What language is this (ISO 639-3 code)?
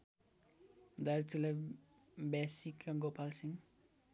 nep